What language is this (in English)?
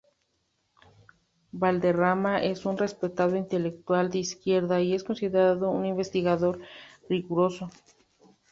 Spanish